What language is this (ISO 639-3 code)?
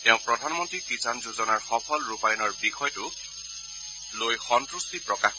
asm